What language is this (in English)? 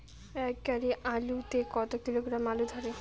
Bangla